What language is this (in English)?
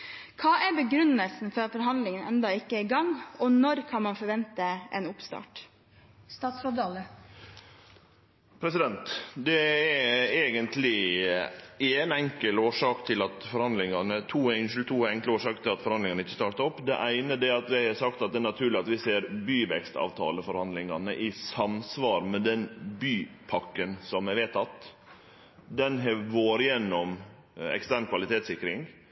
Norwegian